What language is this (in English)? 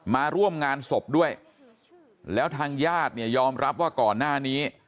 Thai